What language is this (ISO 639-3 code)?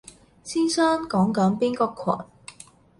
yue